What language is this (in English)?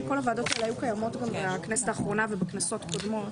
Hebrew